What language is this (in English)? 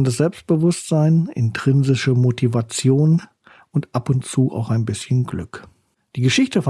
German